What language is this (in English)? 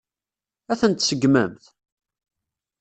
Kabyle